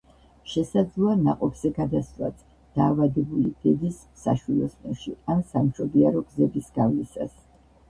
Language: Georgian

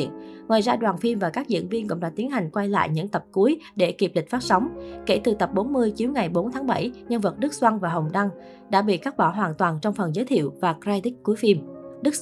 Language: Vietnamese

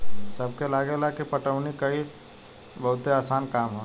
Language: Bhojpuri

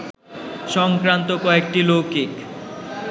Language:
Bangla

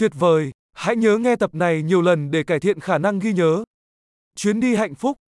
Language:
Vietnamese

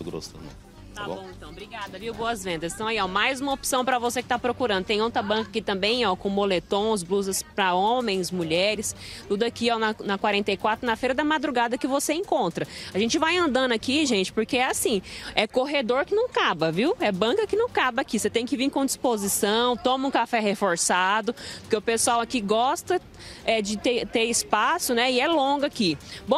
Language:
Portuguese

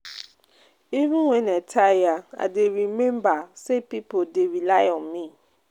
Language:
Nigerian Pidgin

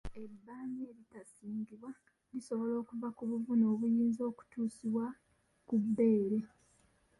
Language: Ganda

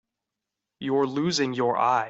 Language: English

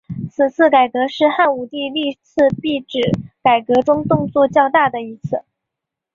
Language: Chinese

